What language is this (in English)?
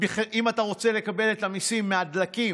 Hebrew